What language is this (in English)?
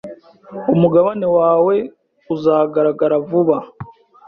Kinyarwanda